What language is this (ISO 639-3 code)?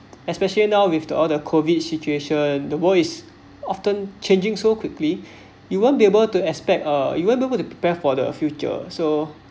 eng